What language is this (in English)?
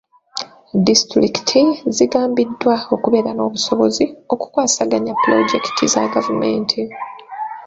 Ganda